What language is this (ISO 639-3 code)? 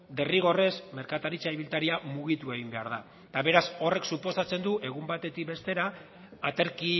eus